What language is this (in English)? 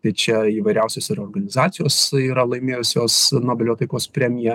Lithuanian